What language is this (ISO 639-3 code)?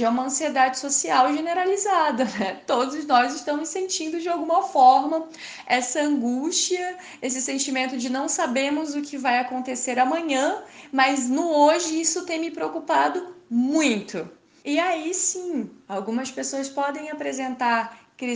por